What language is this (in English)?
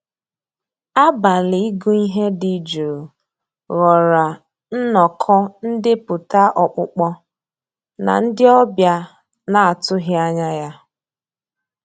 Igbo